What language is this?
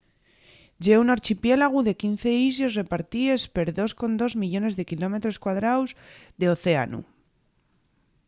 Asturian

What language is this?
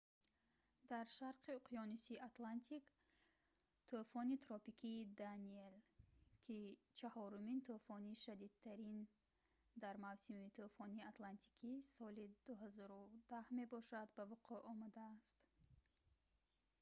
Tajik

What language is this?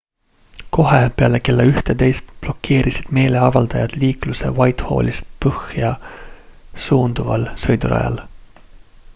Estonian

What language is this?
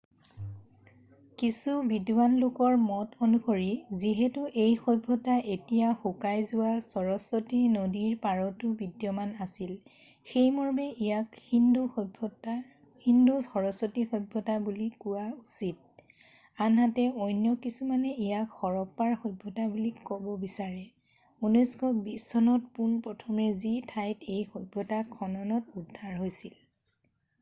Assamese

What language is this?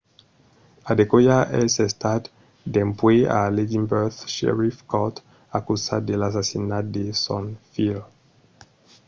Occitan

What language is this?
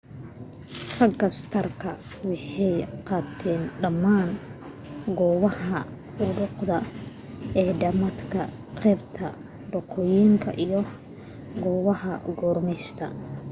Somali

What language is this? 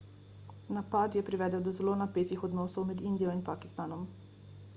Slovenian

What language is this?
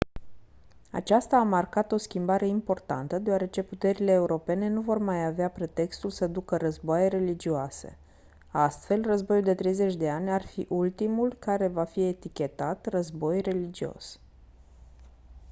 Romanian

